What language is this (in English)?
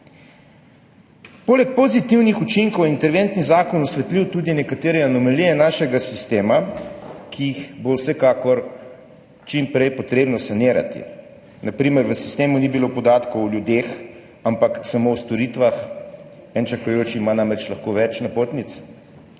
Slovenian